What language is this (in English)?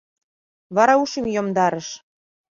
Mari